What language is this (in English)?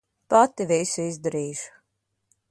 Latvian